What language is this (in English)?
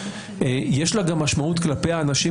Hebrew